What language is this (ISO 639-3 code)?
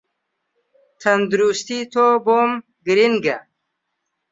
ckb